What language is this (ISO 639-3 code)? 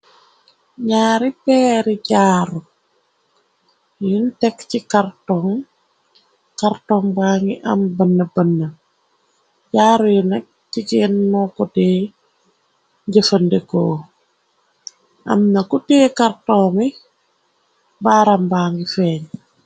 wol